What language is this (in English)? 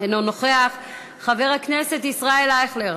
Hebrew